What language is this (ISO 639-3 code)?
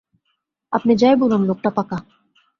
ben